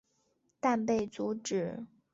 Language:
Chinese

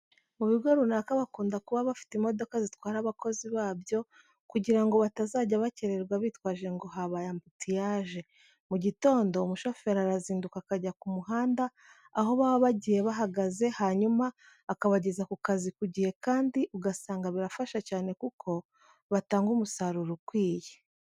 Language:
Kinyarwanda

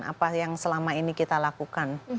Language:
Indonesian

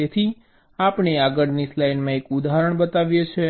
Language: Gujarati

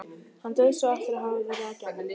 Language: Icelandic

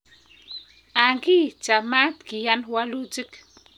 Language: Kalenjin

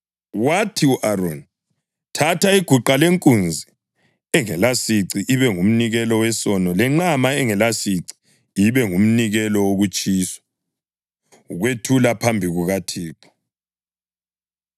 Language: North Ndebele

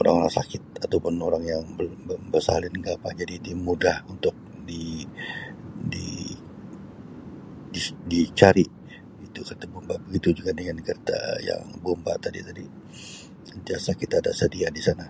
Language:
Sabah Malay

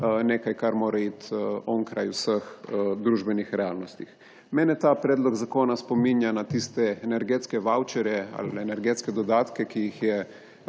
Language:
Slovenian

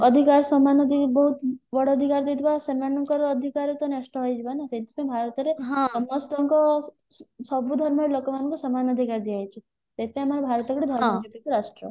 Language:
Odia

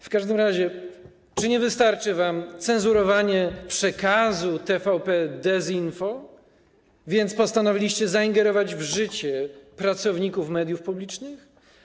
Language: Polish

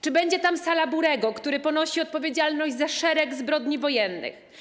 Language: Polish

